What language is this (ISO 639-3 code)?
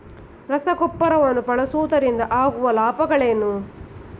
kan